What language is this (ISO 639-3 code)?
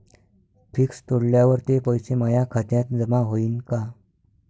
mar